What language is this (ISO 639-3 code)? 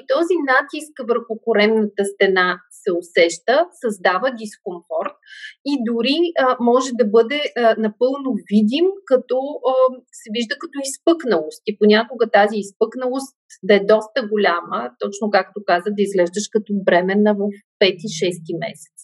bul